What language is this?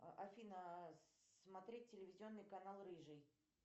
Russian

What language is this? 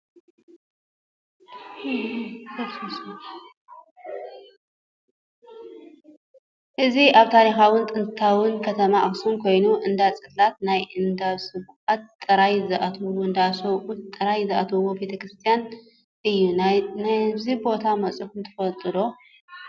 Tigrinya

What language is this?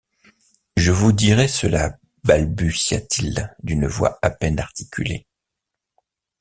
French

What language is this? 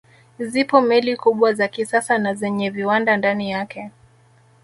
Swahili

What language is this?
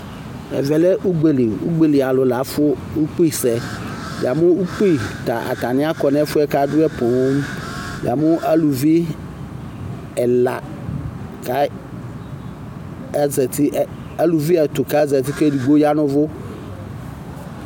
Ikposo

